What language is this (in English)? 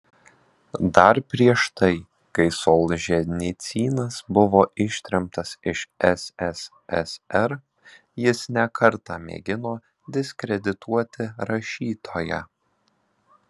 Lithuanian